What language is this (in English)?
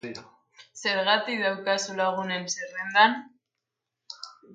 Basque